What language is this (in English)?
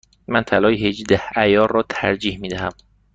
Persian